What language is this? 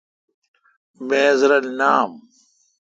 Kalkoti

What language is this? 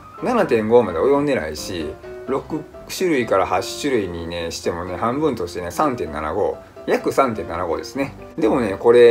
Japanese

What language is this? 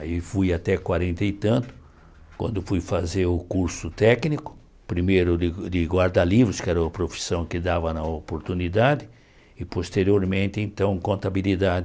Portuguese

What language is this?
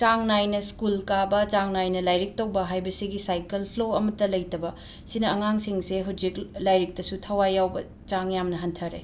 Manipuri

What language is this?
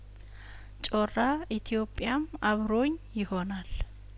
Amharic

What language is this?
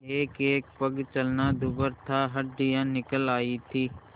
Hindi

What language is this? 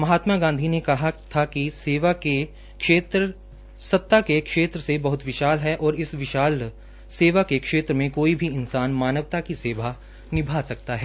Hindi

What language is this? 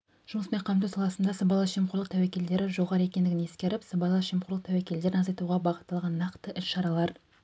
Kazakh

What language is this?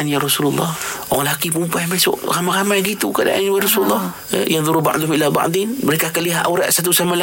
Malay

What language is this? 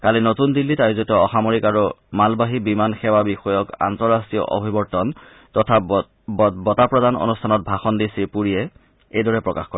Assamese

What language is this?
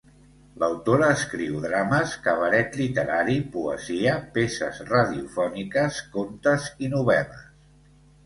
Catalan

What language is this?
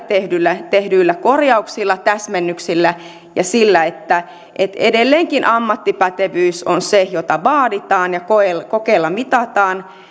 Finnish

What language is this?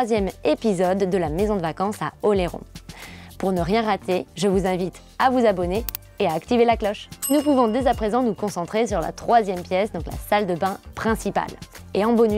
French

